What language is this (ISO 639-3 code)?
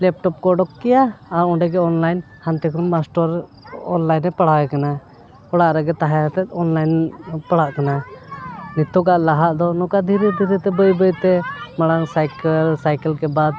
sat